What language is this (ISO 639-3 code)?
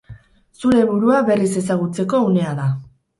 eus